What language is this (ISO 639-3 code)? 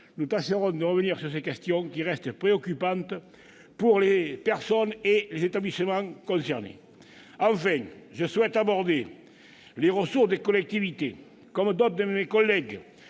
fra